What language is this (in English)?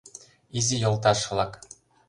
Mari